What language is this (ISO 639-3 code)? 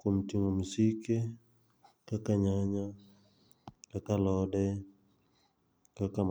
luo